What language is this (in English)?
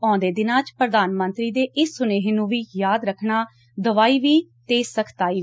Punjabi